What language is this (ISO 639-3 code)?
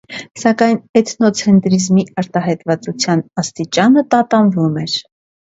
hye